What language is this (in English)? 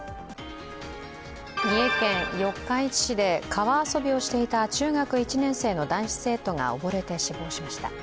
Japanese